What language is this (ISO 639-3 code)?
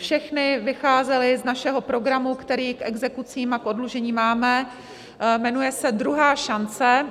ces